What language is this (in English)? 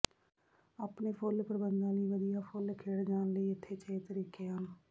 Punjabi